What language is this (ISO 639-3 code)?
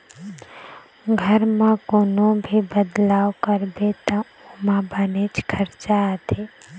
hne